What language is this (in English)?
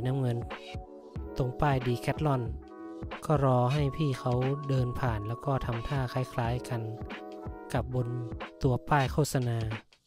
Thai